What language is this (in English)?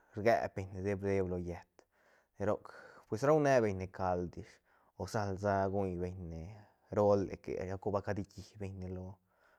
Santa Catarina Albarradas Zapotec